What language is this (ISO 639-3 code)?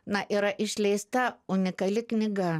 lit